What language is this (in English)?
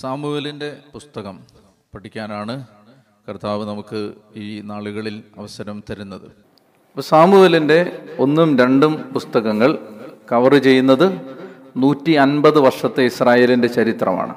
Malayalam